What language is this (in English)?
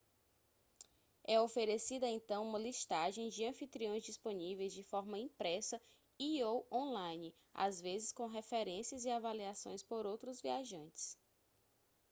Portuguese